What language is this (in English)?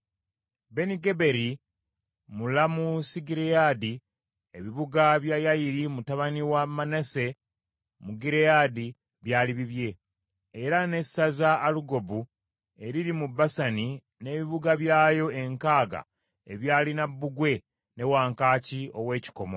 Ganda